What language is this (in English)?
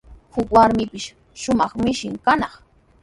Sihuas Ancash Quechua